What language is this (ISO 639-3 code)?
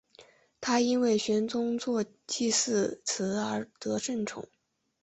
zho